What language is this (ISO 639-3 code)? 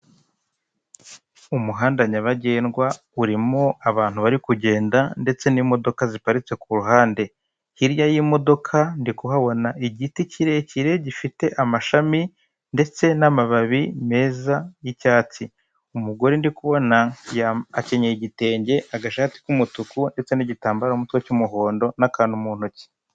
kin